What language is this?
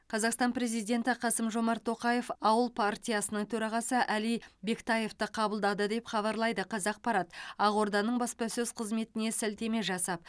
Kazakh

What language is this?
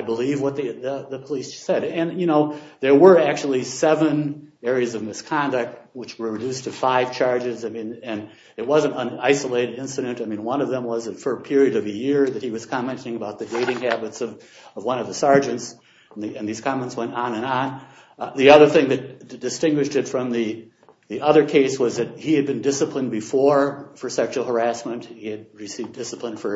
English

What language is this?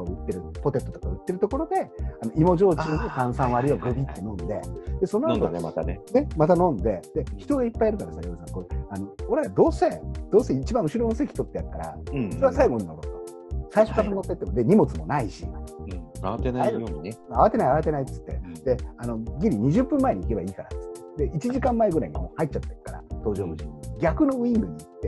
Japanese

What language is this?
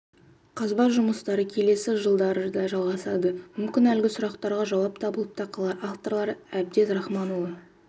Kazakh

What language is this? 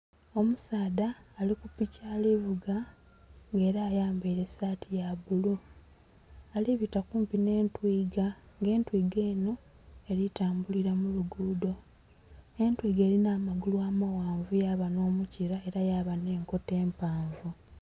Soga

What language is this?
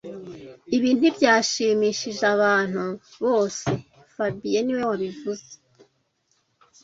Kinyarwanda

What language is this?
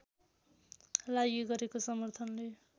Nepali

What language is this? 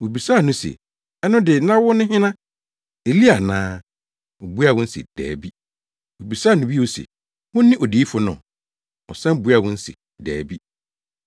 Akan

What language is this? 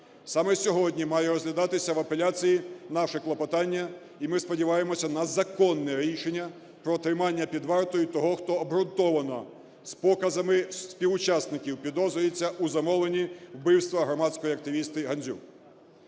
Ukrainian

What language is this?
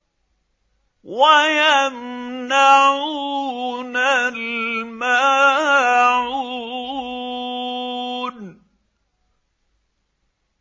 Arabic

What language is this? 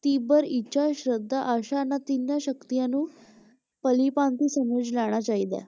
Punjabi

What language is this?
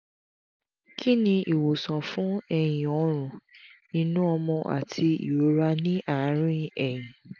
Yoruba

